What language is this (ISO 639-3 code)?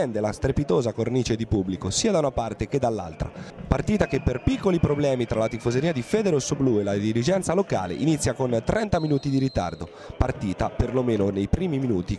ita